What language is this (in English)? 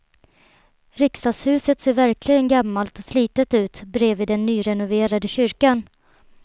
Swedish